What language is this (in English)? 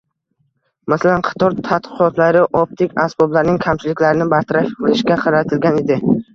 Uzbek